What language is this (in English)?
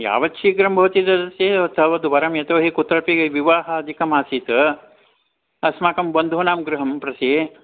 Sanskrit